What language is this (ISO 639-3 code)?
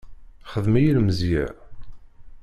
kab